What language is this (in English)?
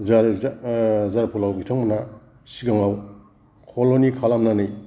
Bodo